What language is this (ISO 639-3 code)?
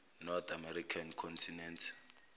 zul